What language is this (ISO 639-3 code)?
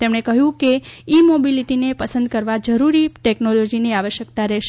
guj